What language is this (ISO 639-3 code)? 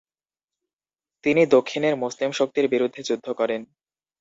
ben